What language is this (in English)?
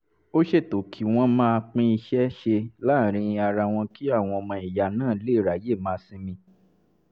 Yoruba